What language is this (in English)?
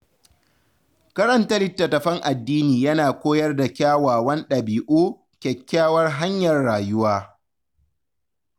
Hausa